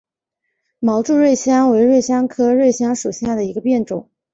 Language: Chinese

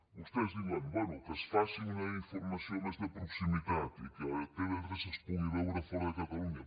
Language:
Catalan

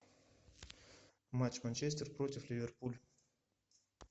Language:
Russian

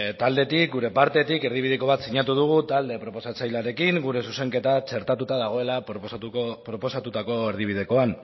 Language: Basque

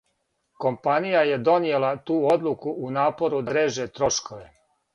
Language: Serbian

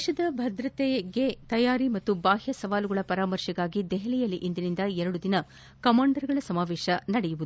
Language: Kannada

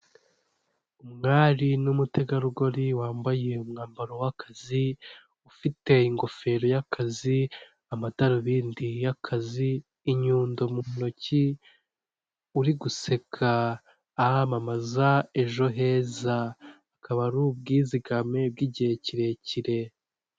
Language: Kinyarwanda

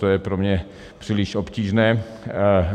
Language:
Czech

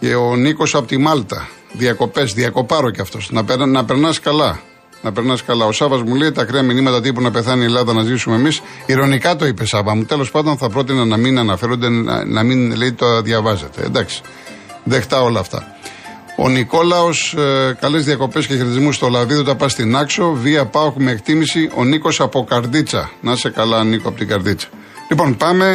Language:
Greek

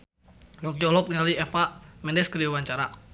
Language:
Sundanese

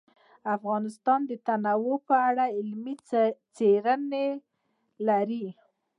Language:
Pashto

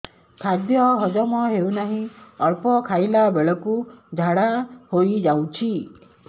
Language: Odia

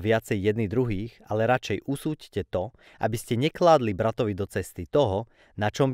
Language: Slovak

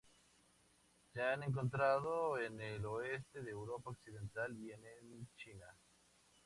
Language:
Spanish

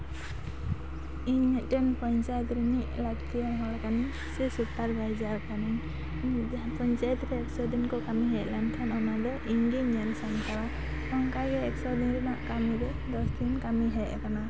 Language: Santali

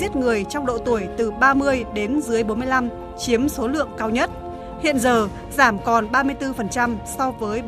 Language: Vietnamese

